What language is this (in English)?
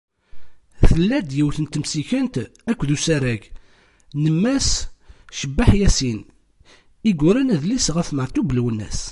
Kabyle